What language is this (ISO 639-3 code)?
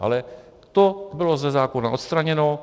ces